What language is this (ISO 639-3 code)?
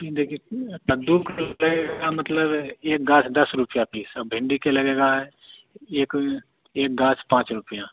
hin